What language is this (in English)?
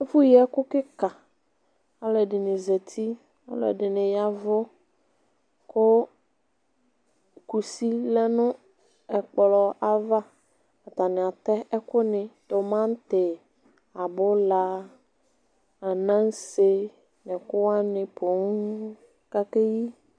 Ikposo